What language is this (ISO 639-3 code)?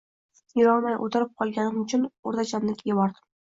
uzb